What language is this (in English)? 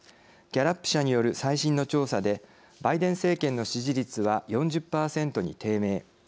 Japanese